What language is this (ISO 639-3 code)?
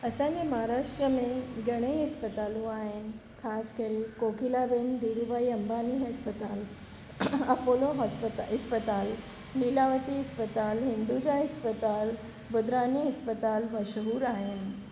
snd